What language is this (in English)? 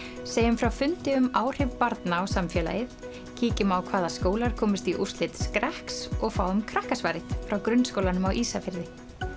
Icelandic